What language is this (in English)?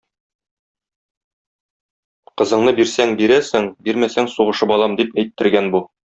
Tatar